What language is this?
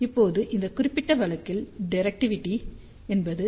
Tamil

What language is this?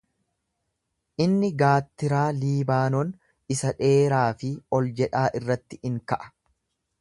Oromo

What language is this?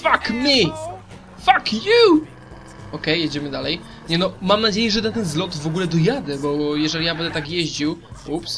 Polish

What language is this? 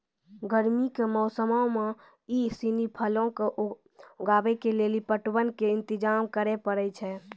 Maithili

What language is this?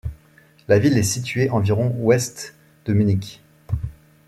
French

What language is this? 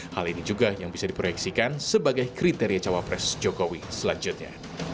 Indonesian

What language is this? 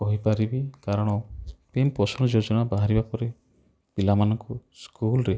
Odia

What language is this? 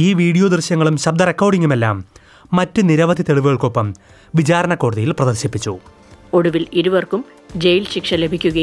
Malayalam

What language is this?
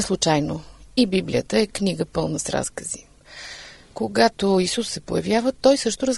Bulgarian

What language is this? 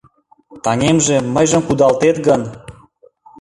Mari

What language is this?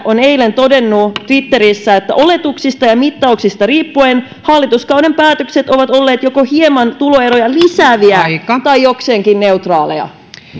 Finnish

